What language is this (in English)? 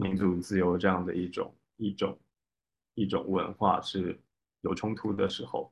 Chinese